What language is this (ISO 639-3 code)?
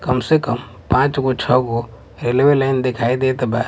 bho